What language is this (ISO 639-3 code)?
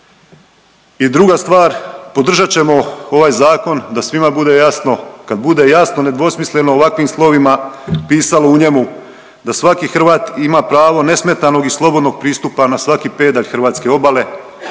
hrv